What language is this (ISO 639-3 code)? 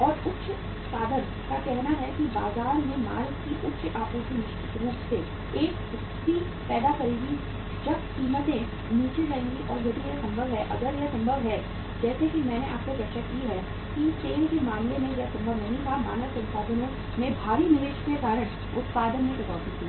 hin